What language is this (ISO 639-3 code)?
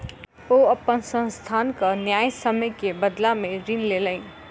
mai